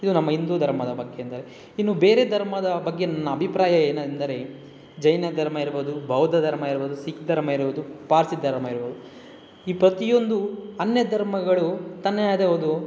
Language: Kannada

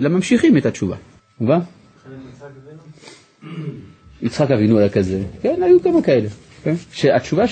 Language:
Hebrew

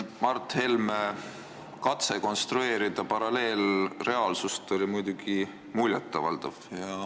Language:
Estonian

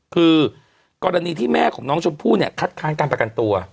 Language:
Thai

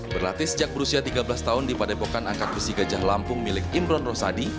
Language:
Indonesian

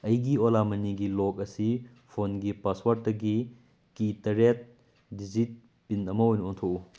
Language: Manipuri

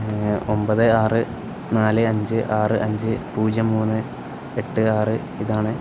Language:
Malayalam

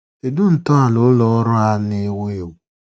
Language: Igbo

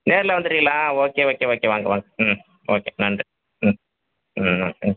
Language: Tamil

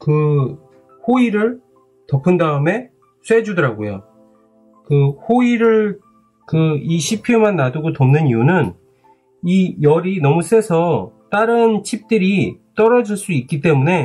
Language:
Korean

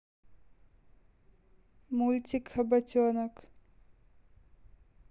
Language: Russian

